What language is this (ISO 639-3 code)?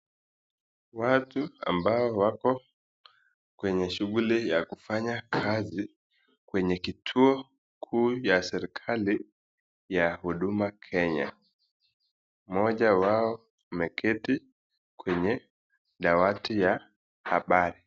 swa